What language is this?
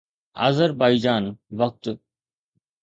Sindhi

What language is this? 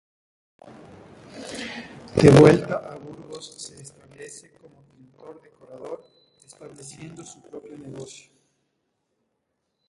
Spanish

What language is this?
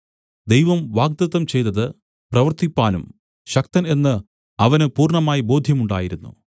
Malayalam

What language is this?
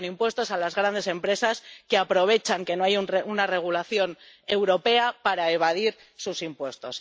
Spanish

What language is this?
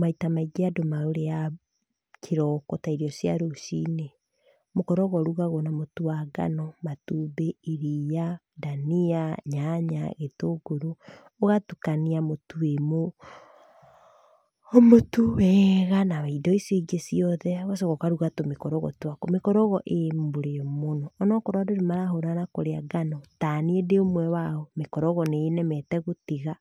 Kikuyu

